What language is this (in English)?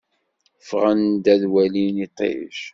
Kabyle